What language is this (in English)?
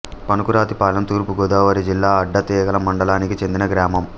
Telugu